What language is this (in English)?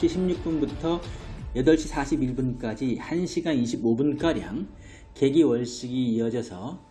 Korean